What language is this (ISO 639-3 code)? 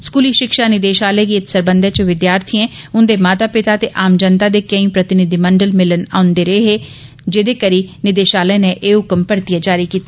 doi